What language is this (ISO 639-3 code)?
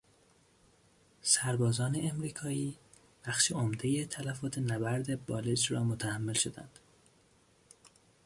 fas